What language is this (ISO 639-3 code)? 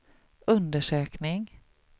swe